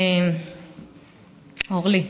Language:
Hebrew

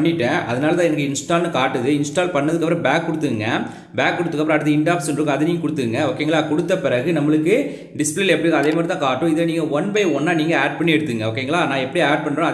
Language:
Tamil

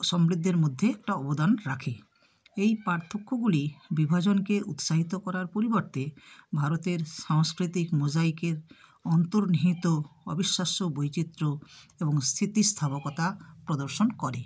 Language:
Bangla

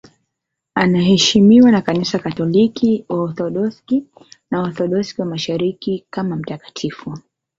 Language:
Swahili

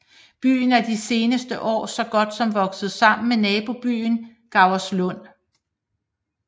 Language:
Danish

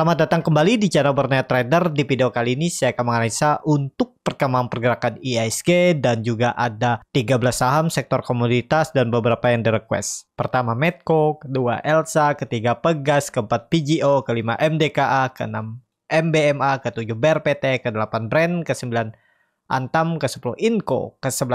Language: Indonesian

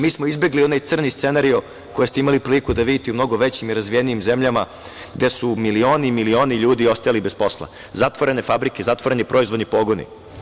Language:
Serbian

